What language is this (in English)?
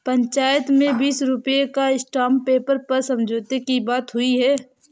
Hindi